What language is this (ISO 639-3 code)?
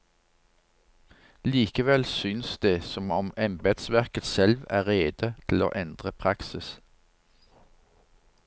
nor